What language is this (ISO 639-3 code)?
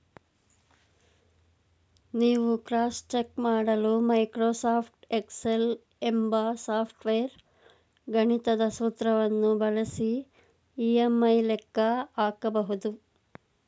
kan